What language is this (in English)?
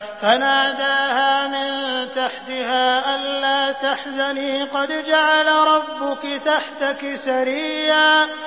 Arabic